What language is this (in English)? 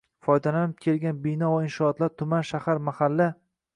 Uzbek